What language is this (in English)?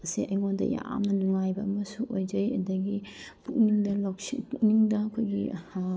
Manipuri